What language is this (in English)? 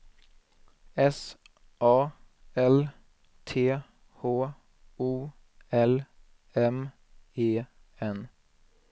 Swedish